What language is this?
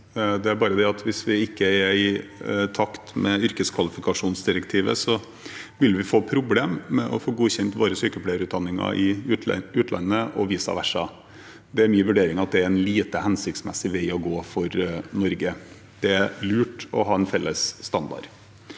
Norwegian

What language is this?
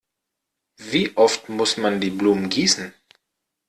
German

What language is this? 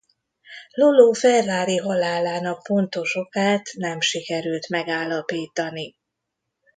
Hungarian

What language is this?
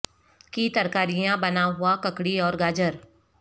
Urdu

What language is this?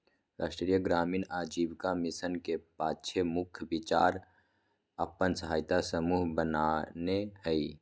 Magahi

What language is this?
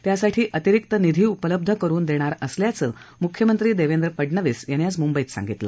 Marathi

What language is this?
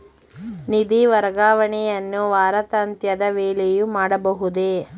Kannada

